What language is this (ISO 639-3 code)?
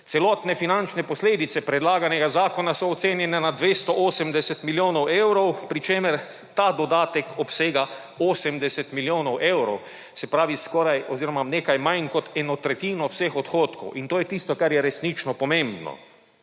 slv